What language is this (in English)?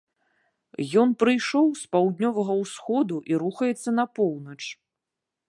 Belarusian